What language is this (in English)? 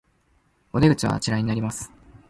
Japanese